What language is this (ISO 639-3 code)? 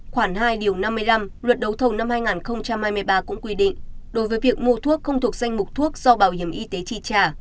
vie